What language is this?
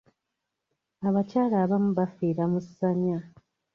Ganda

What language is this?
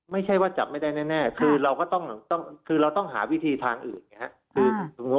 Thai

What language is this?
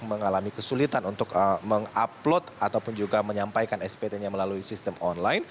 Indonesian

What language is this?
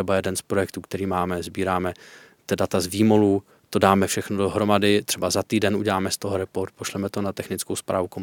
Czech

